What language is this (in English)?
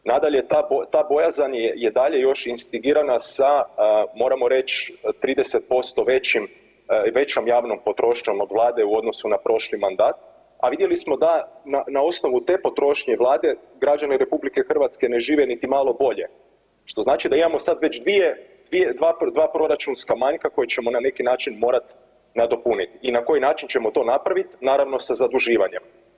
Croatian